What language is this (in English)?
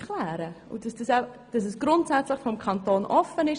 Swiss German